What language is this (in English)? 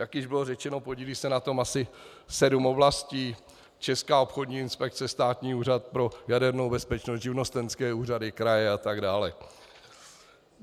Czech